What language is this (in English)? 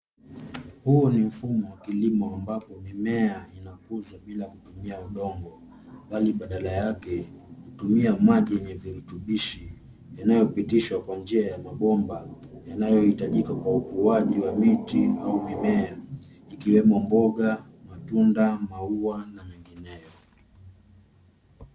Swahili